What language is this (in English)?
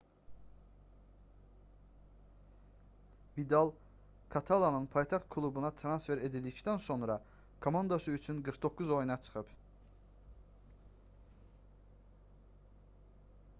Azerbaijani